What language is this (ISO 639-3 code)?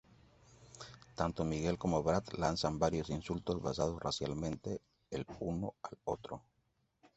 spa